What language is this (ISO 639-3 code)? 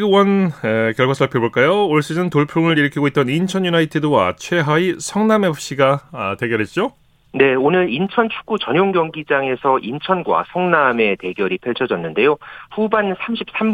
kor